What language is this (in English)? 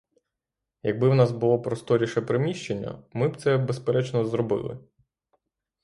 Ukrainian